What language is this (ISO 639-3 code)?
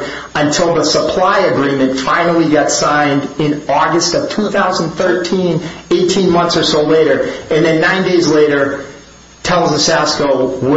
eng